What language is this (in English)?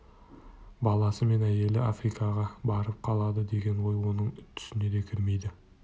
Kazakh